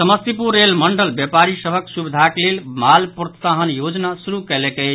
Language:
Maithili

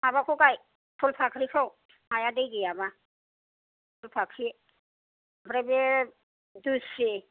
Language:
Bodo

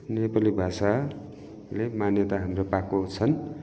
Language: Nepali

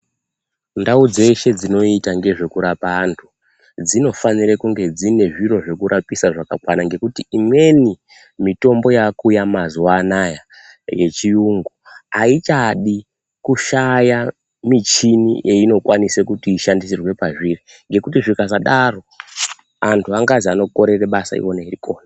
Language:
Ndau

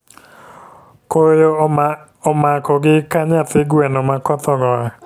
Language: Luo (Kenya and Tanzania)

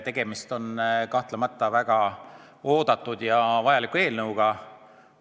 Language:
Estonian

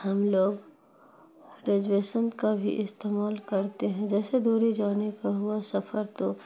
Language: Urdu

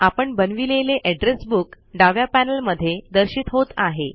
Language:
Marathi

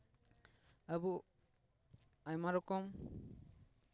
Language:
Santali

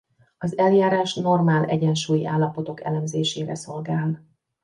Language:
Hungarian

